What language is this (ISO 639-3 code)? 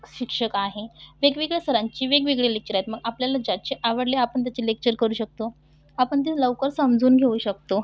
mar